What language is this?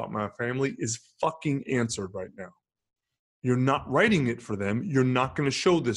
English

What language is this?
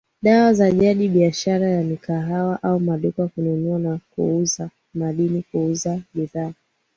Swahili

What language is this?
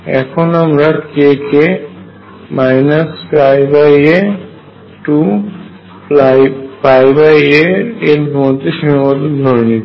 Bangla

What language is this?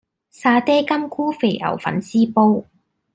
Cantonese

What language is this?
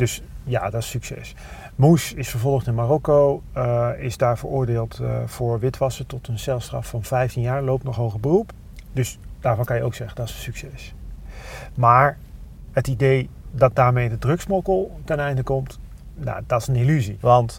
Dutch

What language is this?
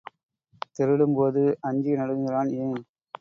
Tamil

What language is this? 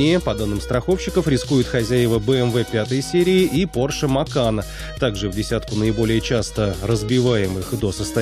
Russian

